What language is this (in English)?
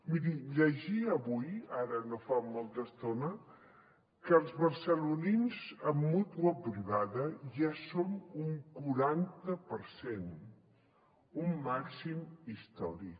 Catalan